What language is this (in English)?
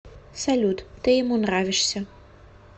Russian